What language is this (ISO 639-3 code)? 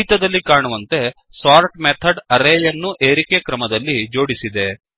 kan